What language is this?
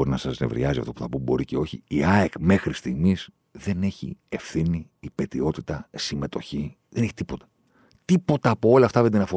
Greek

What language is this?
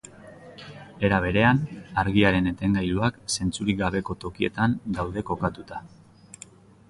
Basque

